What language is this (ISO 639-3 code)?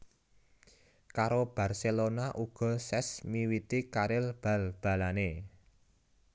jav